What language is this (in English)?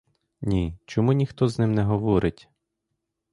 Ukrainian